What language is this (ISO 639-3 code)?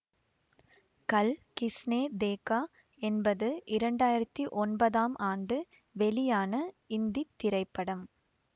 tam